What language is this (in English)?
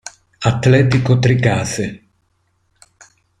Italian